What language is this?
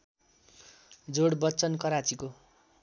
Nepali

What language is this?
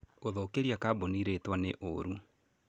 Kikuyu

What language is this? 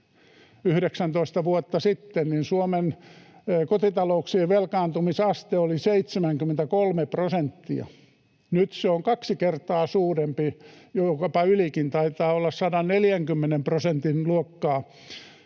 Finnish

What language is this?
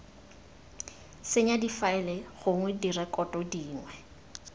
Tswana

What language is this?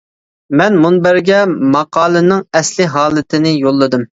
Uyghur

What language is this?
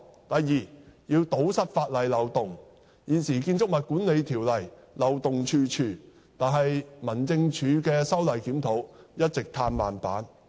Cantonese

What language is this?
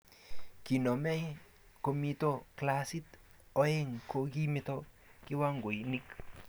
Kalenjin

